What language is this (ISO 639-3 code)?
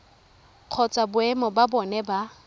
tsn